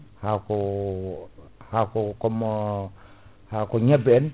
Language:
Fula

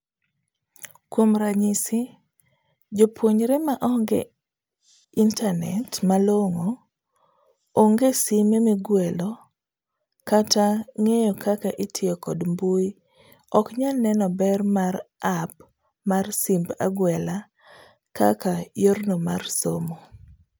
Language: Luo (Kenya and Tanzania)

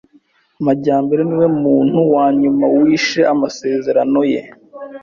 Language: Kinyarwanda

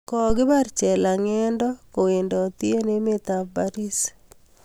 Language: Kalenjin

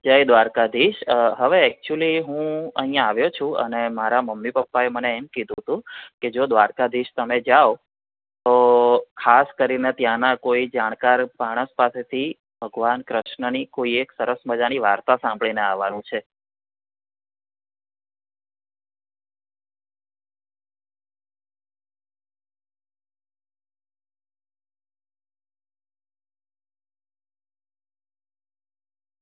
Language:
Gujarati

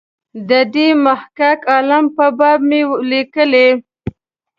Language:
Pashto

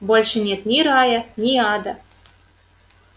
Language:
Russian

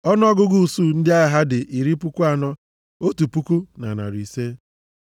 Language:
Igbo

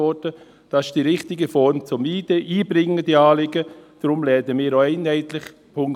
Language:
Swiss German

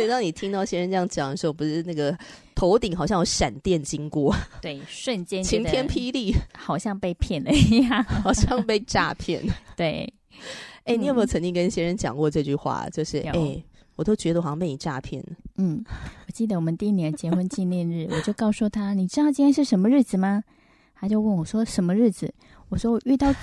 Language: Chinese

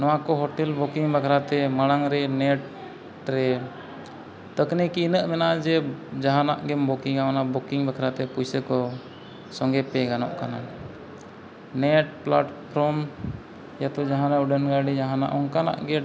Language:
Santali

